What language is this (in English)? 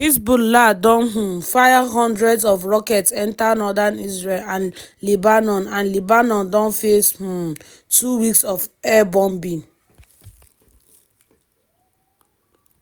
Nigerian Pidgin